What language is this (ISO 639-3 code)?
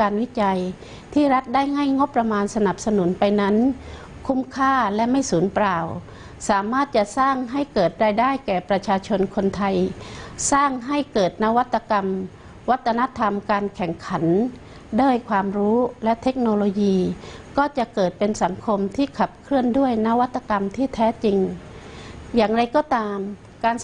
tha